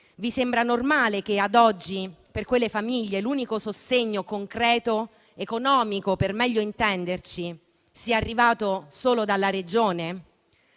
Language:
Italian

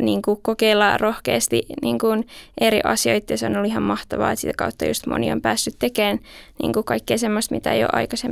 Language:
Finnish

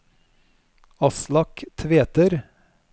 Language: Norwegian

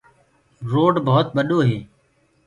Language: Gurgula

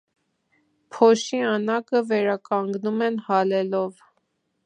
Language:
Armenian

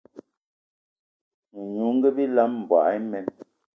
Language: Eton (Cameroon)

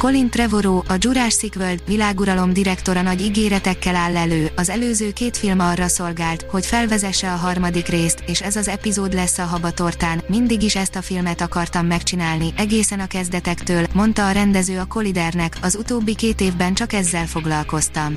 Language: Hungarian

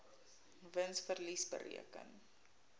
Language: Afrikaans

